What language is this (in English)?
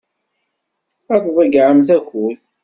Kabyle